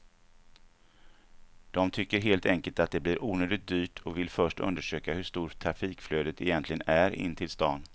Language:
Swedish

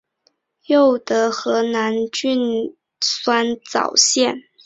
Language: Chinese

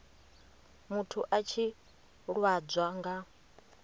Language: Venda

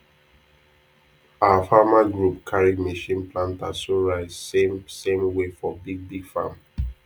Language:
Nigerian Pidgin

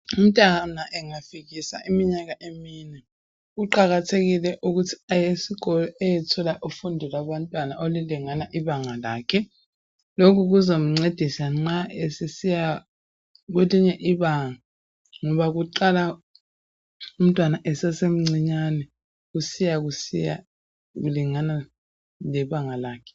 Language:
North Ndebele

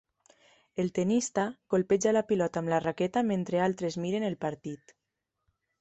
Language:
Catalan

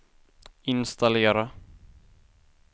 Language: Swedish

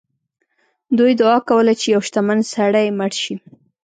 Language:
Pashto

